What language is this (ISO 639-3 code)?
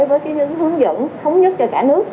vie